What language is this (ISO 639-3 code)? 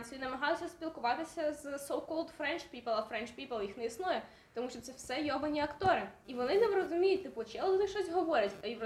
ukr